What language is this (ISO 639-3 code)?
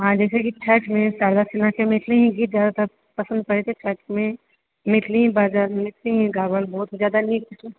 mai